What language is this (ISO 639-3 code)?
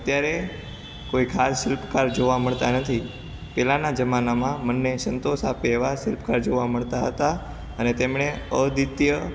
guj